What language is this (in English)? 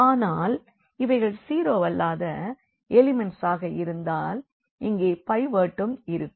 Tamil